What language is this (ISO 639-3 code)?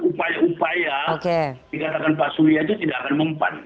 ind